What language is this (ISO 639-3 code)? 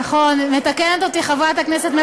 heb